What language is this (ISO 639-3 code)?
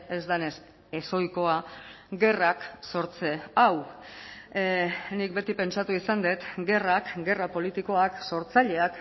eus